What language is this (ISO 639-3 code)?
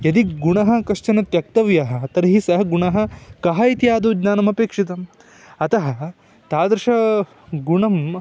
san